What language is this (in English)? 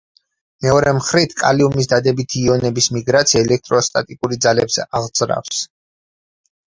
Georgian